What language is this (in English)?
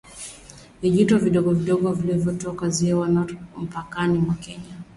Swahili